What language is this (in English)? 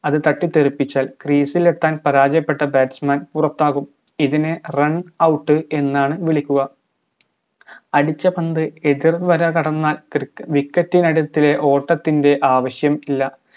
Malayalam